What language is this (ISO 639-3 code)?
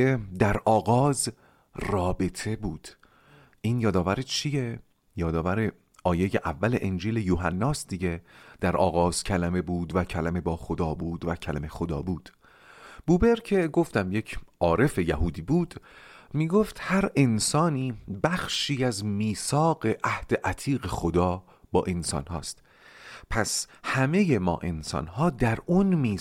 fas